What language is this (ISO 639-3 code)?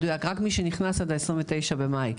heb